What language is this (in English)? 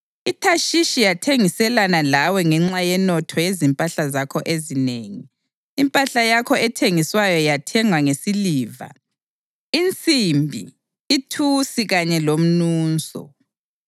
North Ndebele